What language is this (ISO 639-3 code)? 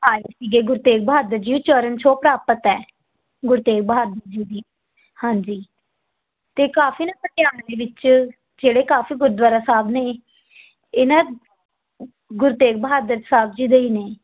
pan